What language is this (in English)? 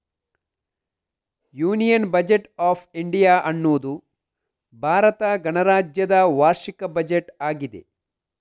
Kannada